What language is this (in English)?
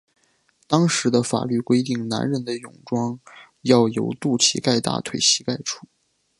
Chinese